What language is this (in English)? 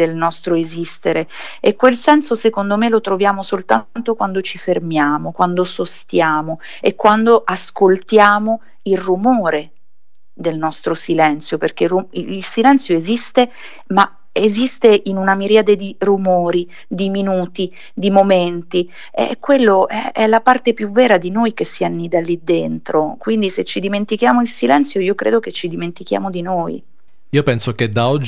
Italian